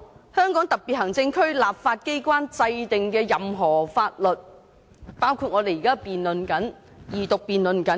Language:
Cantonese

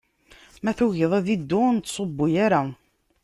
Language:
Kabyle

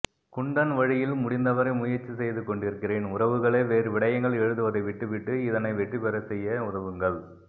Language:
Tamil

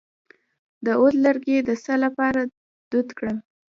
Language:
Pashto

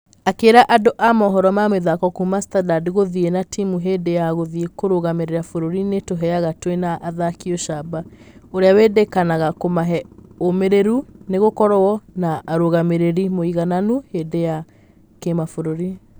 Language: Kikuyu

